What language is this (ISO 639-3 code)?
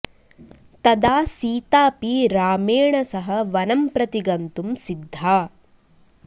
san